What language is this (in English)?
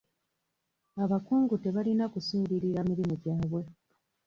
Ganda